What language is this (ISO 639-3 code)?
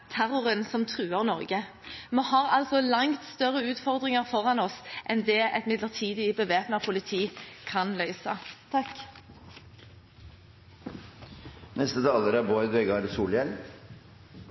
nor